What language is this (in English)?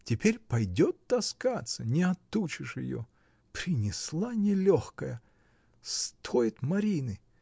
Russian